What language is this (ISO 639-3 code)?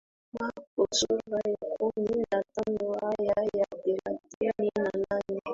swa